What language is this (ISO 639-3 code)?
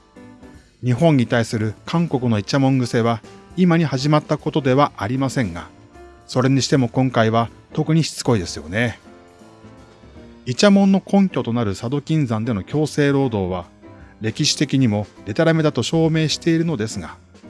jpn